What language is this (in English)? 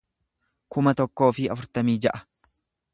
Oromo